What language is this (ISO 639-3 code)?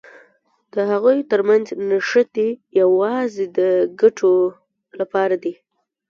pus